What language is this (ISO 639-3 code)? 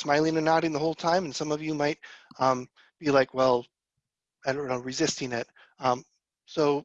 eng